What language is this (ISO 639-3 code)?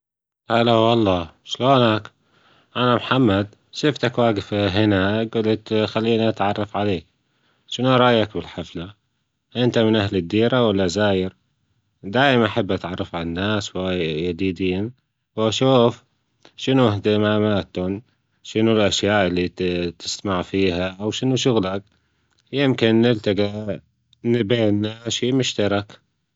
afb